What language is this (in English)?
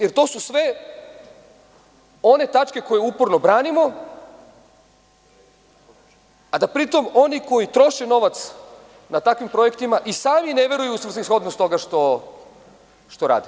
Serbian